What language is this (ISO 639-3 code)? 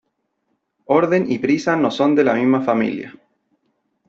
spa